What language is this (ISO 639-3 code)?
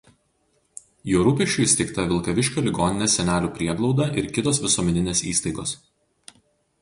lit